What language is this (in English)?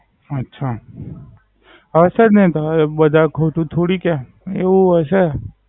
Gujarati